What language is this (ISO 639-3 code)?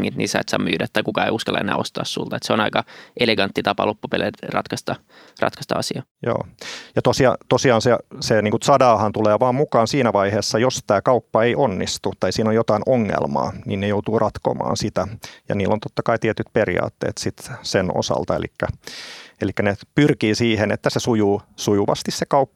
fin